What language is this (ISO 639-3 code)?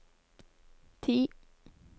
nor